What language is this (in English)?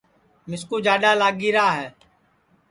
Sansi